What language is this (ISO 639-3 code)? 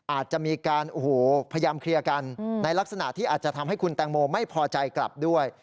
tha